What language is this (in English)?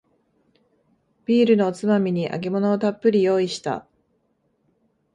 Japanese